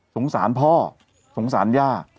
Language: Thai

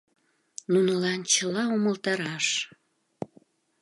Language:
Mari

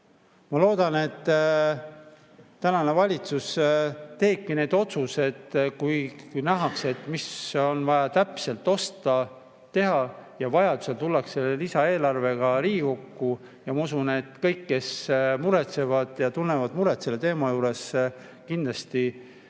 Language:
Estonian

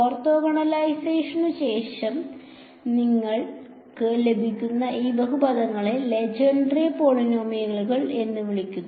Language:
Malayalam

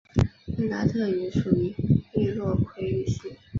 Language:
Chinese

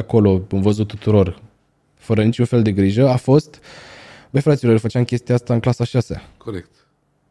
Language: Romanian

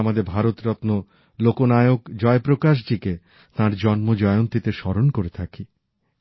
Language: Bangla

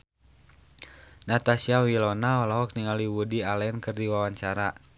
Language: Sundanese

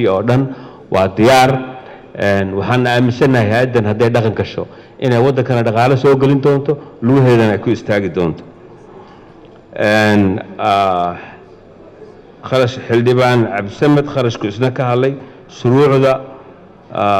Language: Arabic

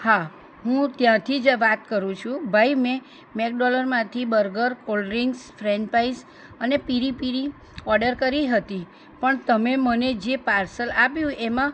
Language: Gujarati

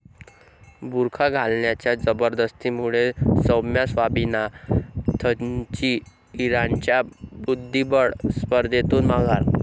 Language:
Marathi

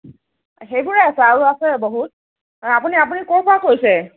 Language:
Assamese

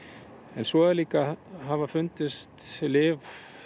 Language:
Icelandic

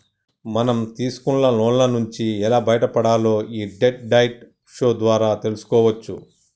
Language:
Telugu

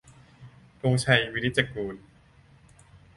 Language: Thai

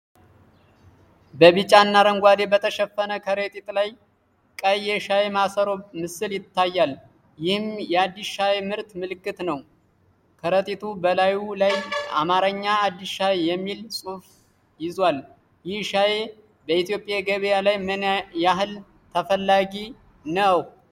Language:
Amharic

